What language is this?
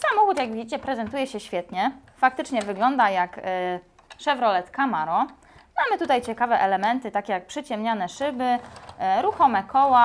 Polish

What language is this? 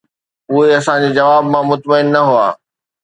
Sindhi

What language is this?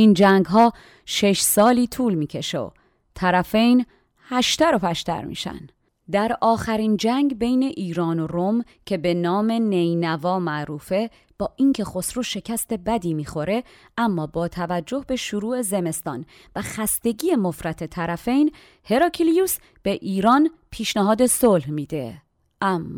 Persian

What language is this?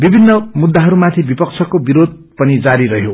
Nepali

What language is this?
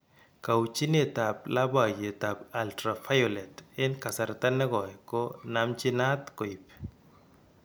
Kalenjin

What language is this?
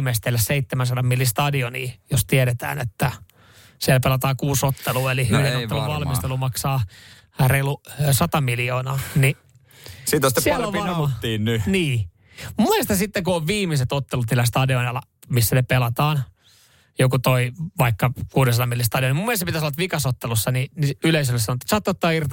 Finnish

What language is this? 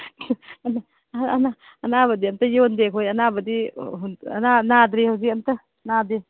Manipuri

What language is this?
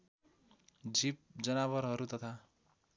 Nepali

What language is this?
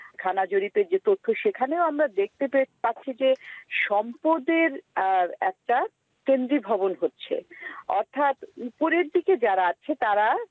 Bangla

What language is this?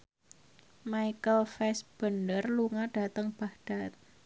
Javanese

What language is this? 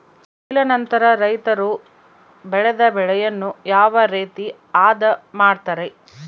Kannada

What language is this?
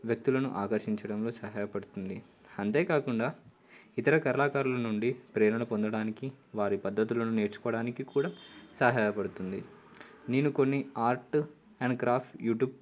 Telugu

